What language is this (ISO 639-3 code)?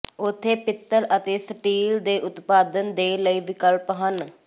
pan